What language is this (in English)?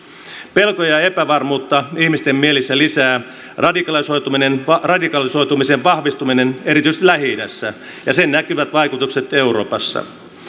Finnish